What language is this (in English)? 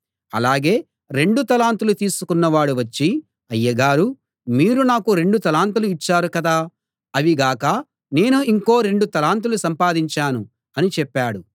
Telugu